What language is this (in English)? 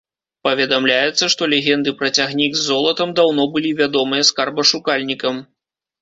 Belarusian